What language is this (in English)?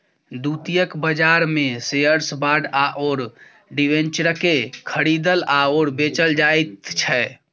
Maithili